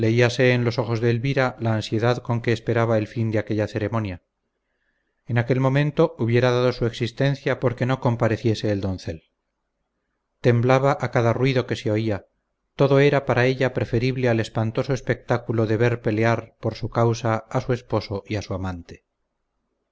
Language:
Spanish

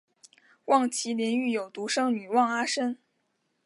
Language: Chinese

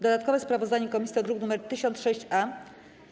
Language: Polish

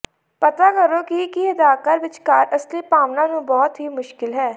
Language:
Punjabi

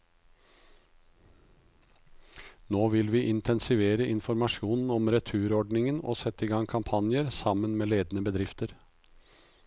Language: Norwegian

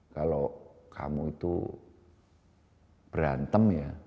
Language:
Indonesian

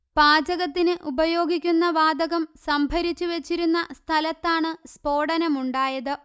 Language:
Malayalam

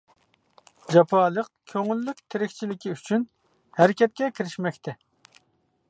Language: Uyghur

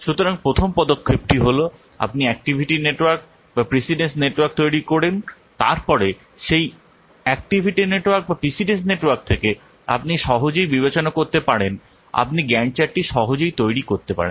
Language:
Bangla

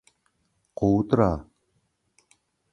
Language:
Turkmen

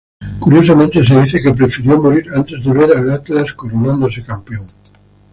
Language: Spanish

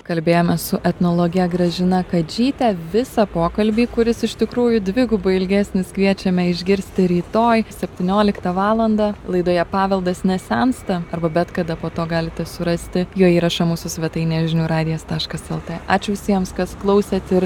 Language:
Lithuanian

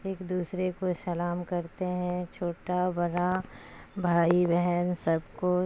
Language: Urdu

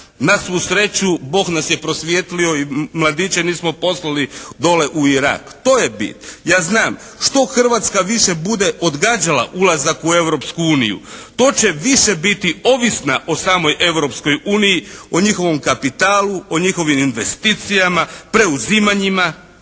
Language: Croatian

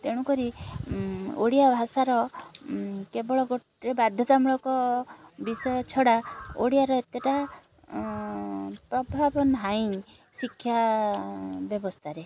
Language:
Odia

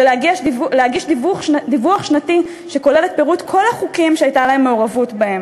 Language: Hebrew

